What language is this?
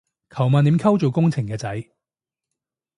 Cantonese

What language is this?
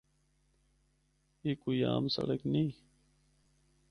Northern Hindko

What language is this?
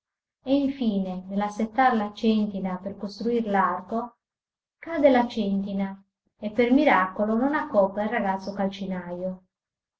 Italian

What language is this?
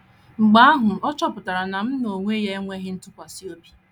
Igbo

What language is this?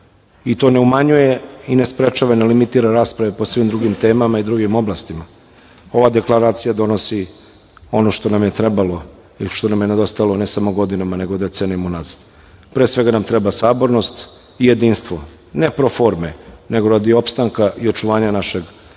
Serbian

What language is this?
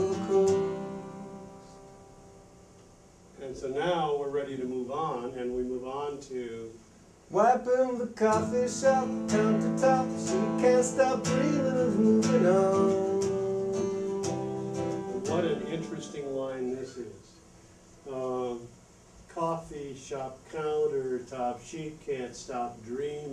English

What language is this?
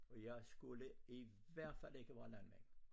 Danish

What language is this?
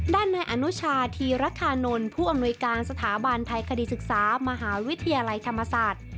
Thai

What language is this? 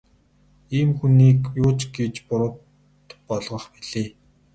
Mongolian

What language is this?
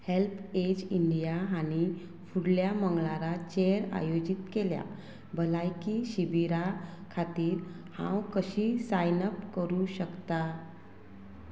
Konkani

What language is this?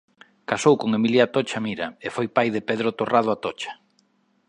Galician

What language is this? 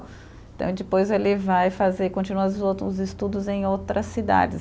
Portuguese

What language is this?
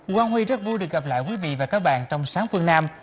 Vietnamese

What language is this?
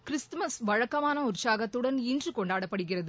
Tamil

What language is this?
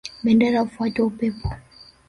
Swahili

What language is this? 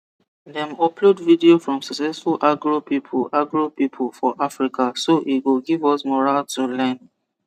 Nigerian Pidgin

